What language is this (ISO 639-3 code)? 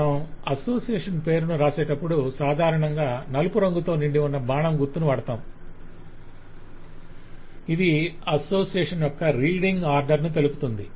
tel